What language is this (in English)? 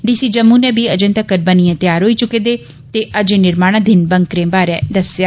Dogri